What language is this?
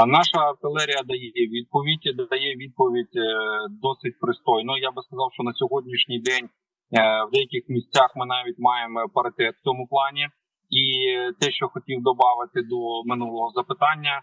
Ukrainian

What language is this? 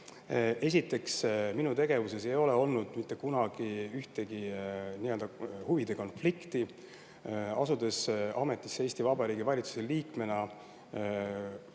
Estonian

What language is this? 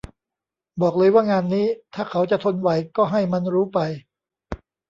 Thai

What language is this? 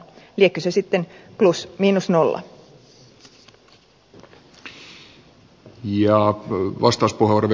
Finnish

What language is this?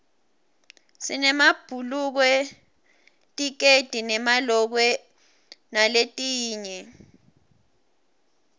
Swati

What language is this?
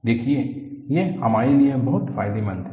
Hindi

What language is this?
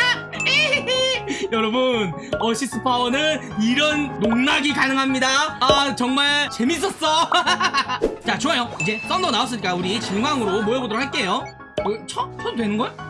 Korean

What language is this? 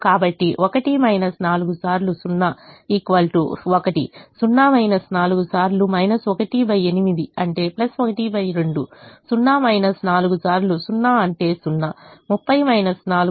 Telugu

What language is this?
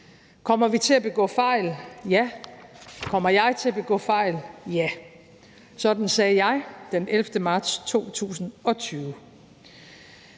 Danish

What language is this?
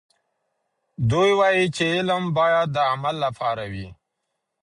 Pashto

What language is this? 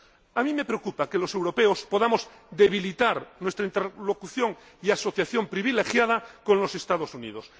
Spanish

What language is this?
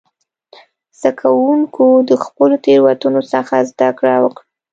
Pashto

